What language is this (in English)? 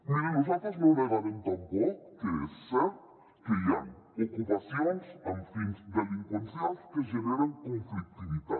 Catalan